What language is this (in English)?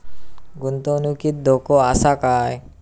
Marathi